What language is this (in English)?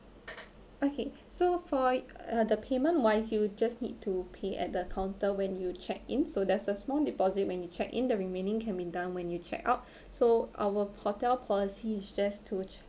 English